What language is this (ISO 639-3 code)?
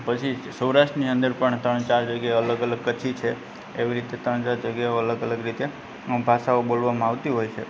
guj